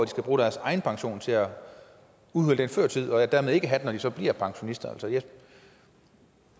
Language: Danish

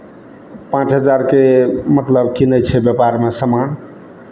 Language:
Maithili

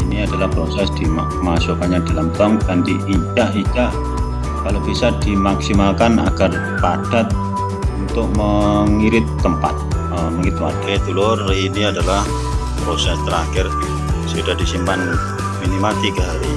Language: Indonesian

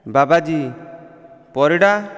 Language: Odia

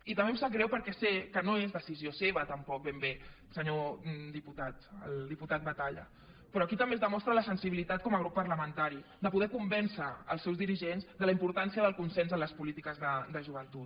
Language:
Catalan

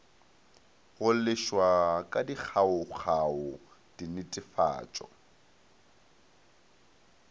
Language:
Northern Sotho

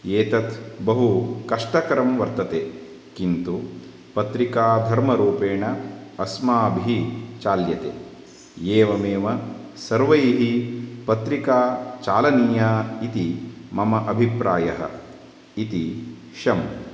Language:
Sanskrit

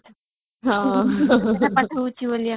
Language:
Odia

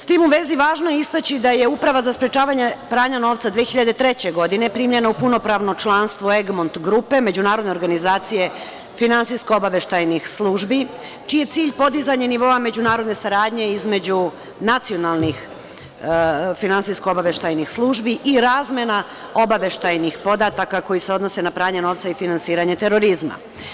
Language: Serbian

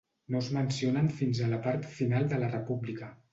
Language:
Catalan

